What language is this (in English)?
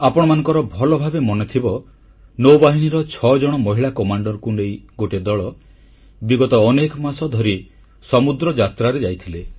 Odia